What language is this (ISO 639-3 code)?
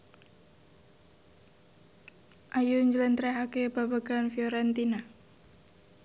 jav